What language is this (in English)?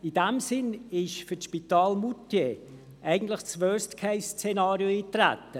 Swiss German